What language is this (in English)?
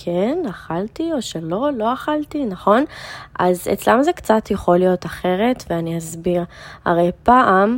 Hebrew